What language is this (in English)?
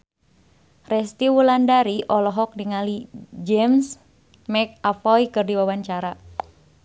Sundanese